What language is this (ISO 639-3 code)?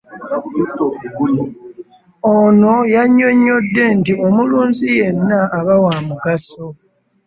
lug